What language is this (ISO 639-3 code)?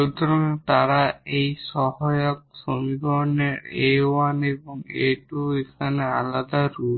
ben